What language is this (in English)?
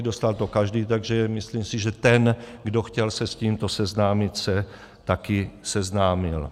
Czech